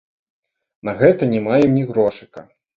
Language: Belarusian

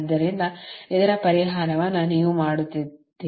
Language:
Kannada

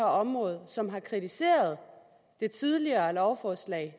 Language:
Danish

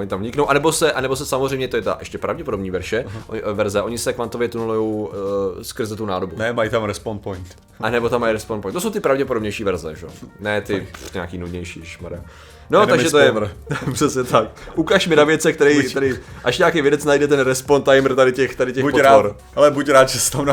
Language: Czech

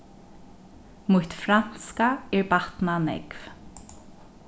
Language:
Faroese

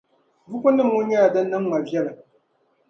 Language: Dagbani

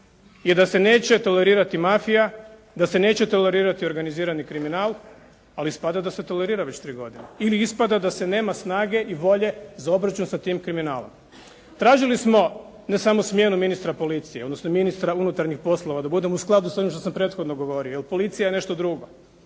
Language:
Croatian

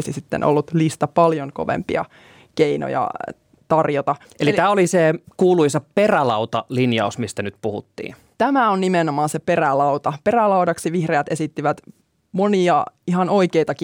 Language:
Finnish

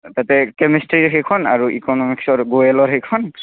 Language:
Assamese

